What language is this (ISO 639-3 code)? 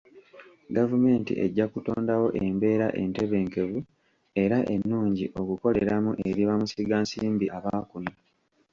lug